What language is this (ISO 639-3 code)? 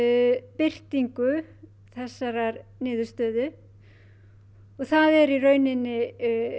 isl